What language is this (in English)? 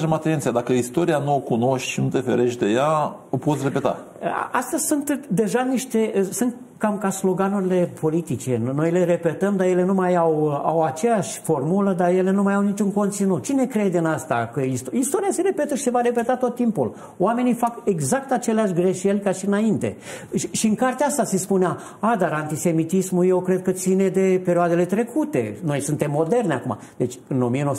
Romanian